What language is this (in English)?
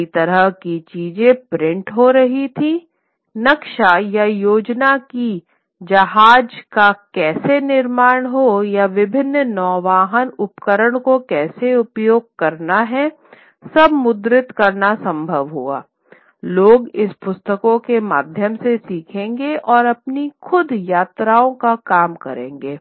Hindi